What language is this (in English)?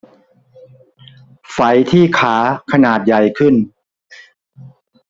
Thai